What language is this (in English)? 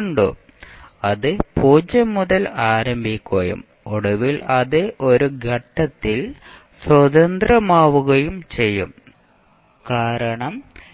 Malayalam